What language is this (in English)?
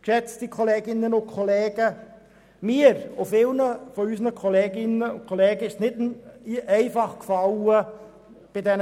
Swiss German